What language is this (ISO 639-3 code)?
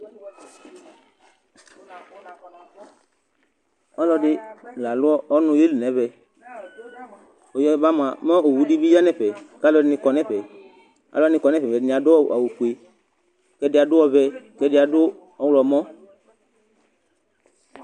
kpo